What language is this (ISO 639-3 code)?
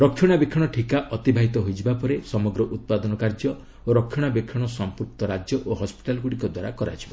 ori